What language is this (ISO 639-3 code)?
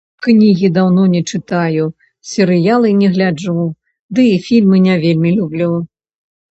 bel